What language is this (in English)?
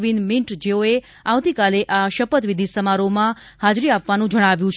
Gujarati